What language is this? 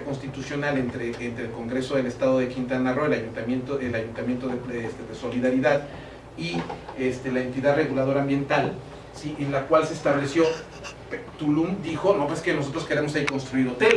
Spanish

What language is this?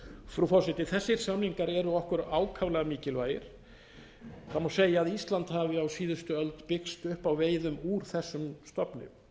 Icelandic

